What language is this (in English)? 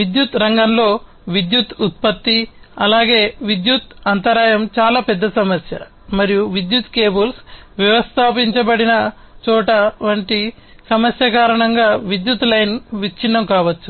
Telugu